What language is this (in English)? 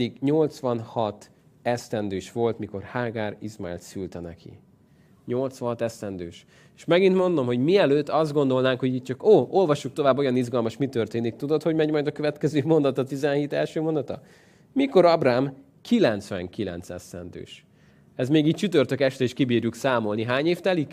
Hungarian